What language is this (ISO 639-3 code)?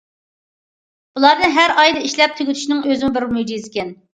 uig